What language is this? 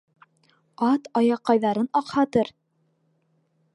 Bashkir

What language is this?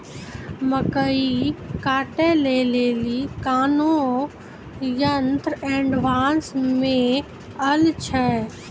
Maithili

